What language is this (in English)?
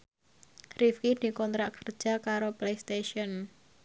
Javanese